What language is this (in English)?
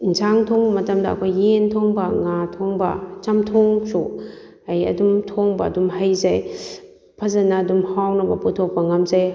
Manipuri